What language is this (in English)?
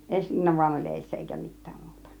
Finnish